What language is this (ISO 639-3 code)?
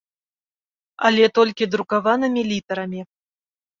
bel